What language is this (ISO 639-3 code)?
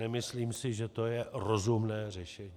ces